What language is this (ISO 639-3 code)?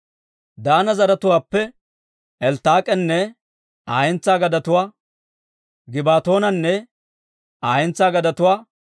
dwr